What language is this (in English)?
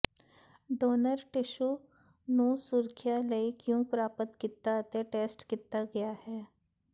Punjabi